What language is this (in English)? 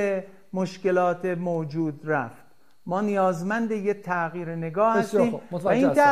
Persian